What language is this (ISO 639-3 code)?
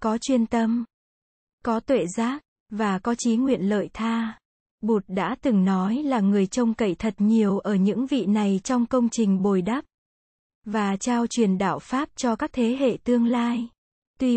vie